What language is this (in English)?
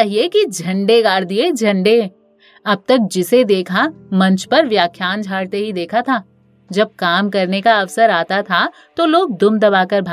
Hindi